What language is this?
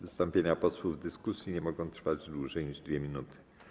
Polish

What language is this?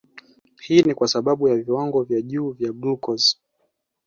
Swahili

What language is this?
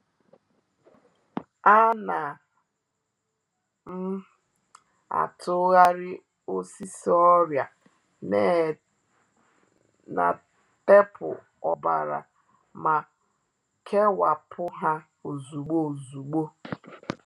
Igbo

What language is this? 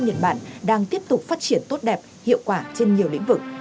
Vietnamese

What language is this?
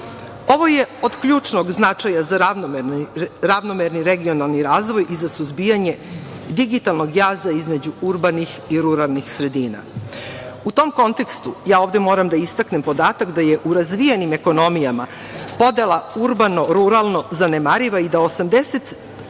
Serbian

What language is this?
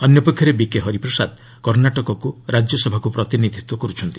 Odia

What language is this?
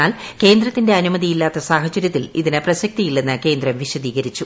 Malayalam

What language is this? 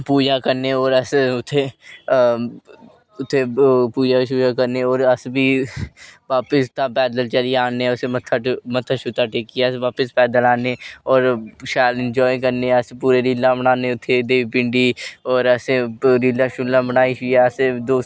Dogri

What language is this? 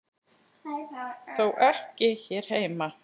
Icelandic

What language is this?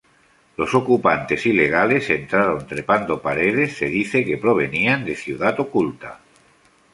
Spanish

